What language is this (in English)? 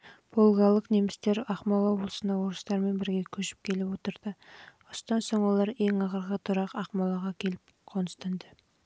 Kazakh